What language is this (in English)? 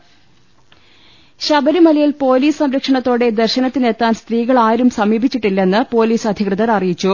Malayalam